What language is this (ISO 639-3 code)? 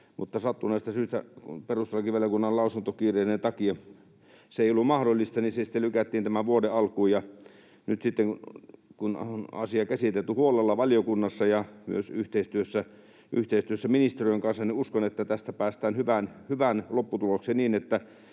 fin